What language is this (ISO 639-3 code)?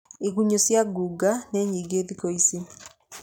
kik